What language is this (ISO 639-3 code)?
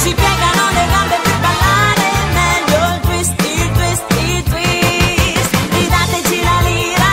bul